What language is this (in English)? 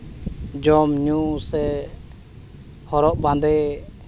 Santali